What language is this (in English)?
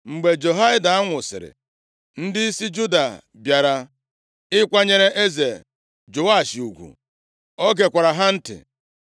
Igbo